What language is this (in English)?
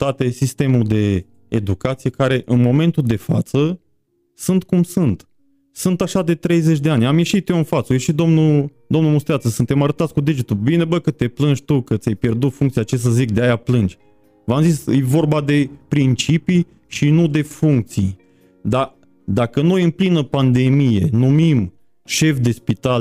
Romanian